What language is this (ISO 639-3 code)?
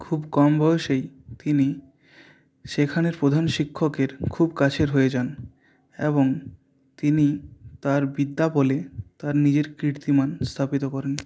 ben